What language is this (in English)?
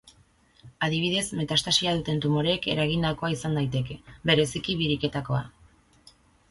Basque